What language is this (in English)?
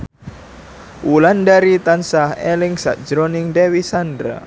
Javanese